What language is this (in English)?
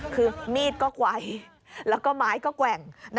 Thai